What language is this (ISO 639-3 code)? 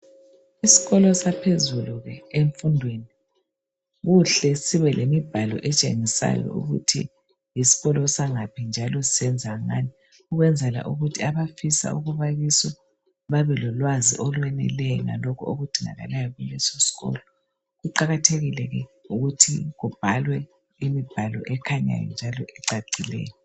nde